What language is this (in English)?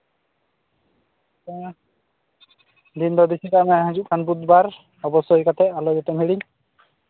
Santali